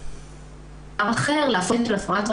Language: Hebrew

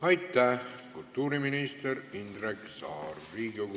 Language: Estonian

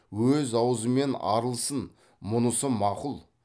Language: Kazakh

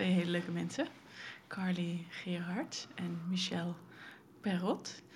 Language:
Dutch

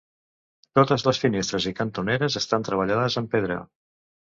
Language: Catalan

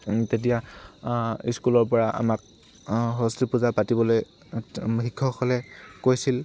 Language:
Assamese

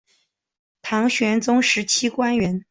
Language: Chinese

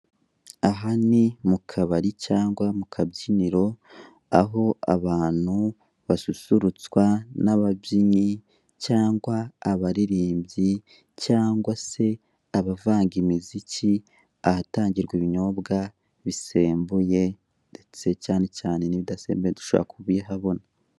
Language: Kinyarwanda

